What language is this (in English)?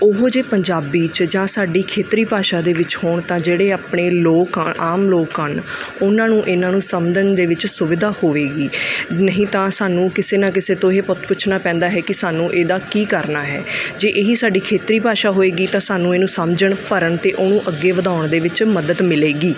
Punjabi